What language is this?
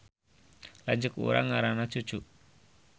Sundanese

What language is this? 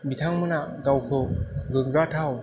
Bodo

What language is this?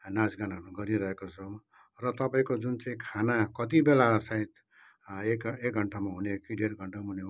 Nepali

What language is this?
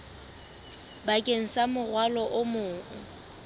Southern Sotho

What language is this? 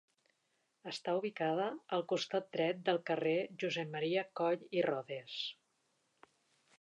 Catalan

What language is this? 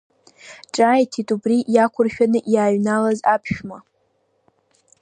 Abkhazian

